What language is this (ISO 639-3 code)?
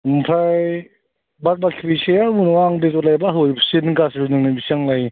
brx